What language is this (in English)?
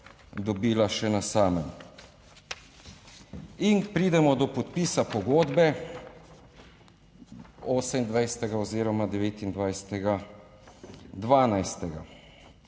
Slovenian